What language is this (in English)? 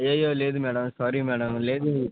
Telugu